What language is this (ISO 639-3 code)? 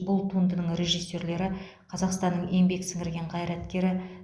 kaz